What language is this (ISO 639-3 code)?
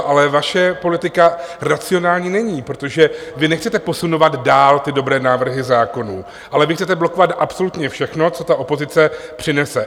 ces